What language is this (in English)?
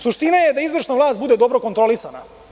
Serbian